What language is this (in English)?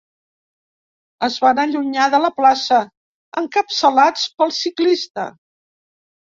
Catalan